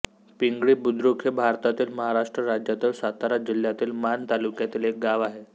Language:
Marathi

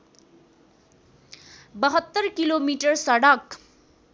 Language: Nepali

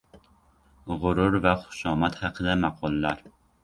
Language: Uzbek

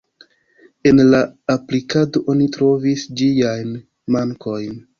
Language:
Esperanto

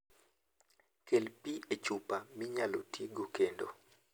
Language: Luo (Kenya and Tanzania)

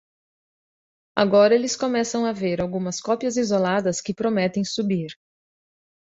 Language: Portuguese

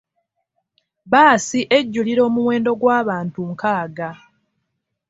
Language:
Ganda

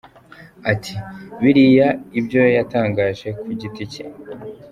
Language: Kinyarwanda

